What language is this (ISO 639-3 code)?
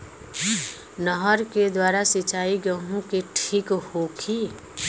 bho